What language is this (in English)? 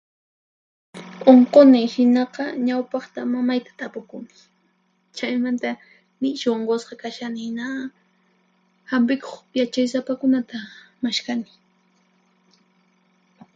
Puno Quechua